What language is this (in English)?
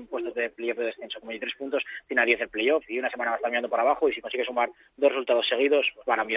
Spanish